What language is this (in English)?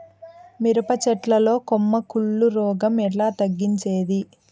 Telugu